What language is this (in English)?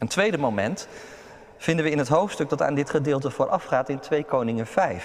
Dutch